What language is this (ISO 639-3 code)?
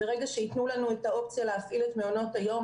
heb